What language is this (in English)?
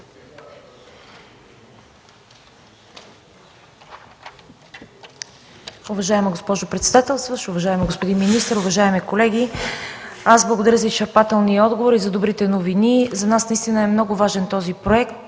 Bulgarian